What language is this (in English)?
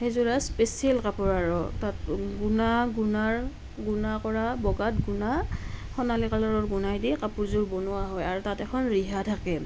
Assamese